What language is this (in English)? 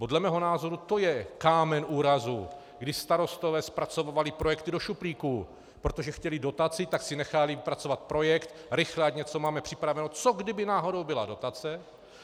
Czech